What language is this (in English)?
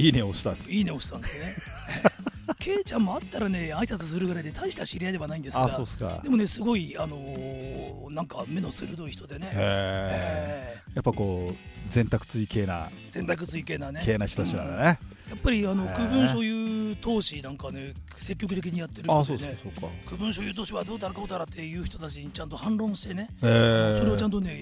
Japanese